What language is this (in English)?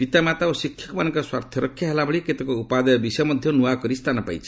Odia